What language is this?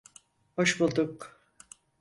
Turkish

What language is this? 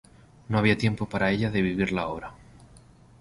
Spanish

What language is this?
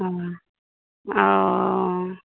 Maithili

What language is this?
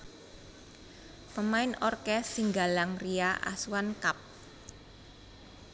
Javanese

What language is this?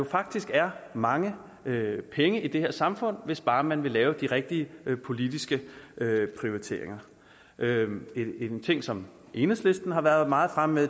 Danish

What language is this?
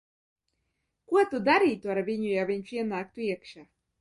Latvian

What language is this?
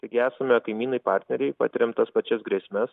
Lithuanian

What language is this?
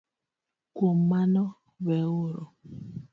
Luo (Kenya and Tanzania)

